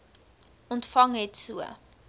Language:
Afrikaans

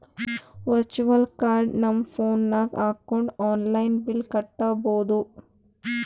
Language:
Kannada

